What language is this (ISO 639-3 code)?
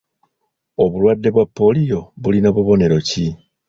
lug